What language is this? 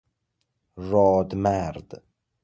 Persian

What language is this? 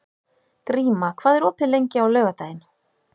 Icelandic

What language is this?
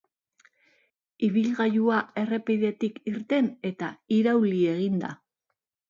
Basque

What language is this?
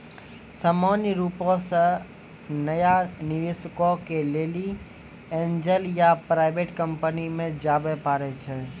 Maithili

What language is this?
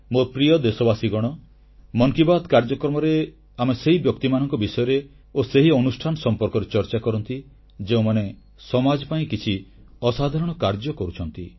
Odia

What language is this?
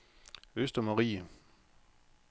Danish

